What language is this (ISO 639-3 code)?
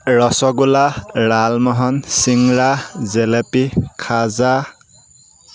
asm